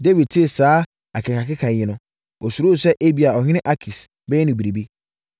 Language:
Akan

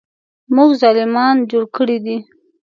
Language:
Pashto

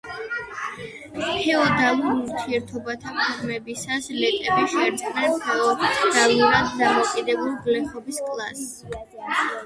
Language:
Georgian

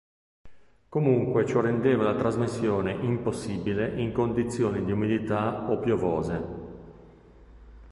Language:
Italian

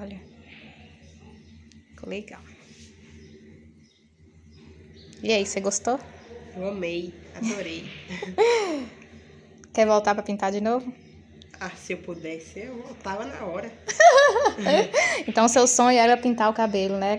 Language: Portuguese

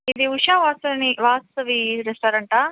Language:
Telugu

